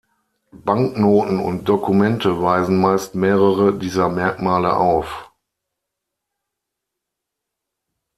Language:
German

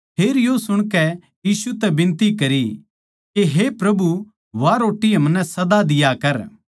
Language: Haryanvi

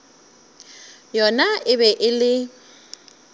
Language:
Northern Sotho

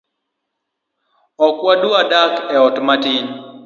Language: Luo (Kenya and Tanzania)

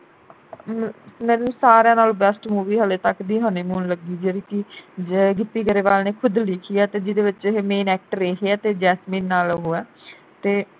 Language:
Punjabi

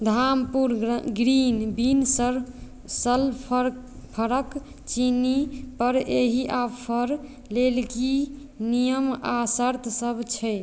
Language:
Maithili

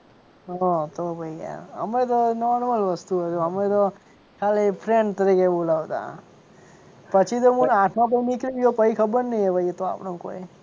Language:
Gujarati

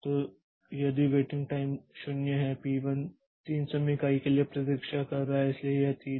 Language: Hindi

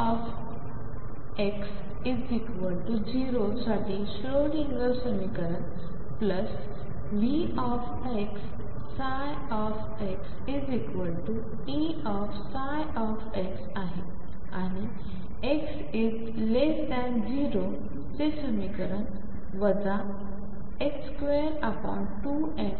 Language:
Marathi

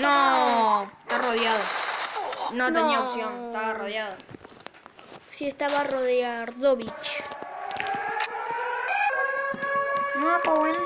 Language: Spanish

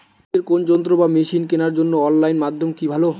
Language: Bangla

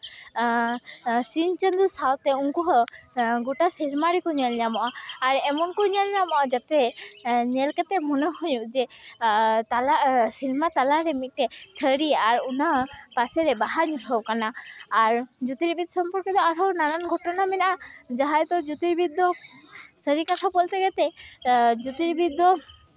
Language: Santali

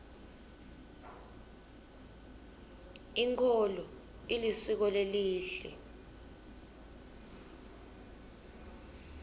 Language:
Swati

